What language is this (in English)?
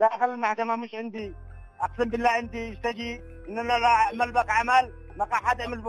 Arabic